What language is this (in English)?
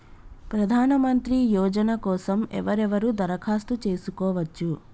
Telugu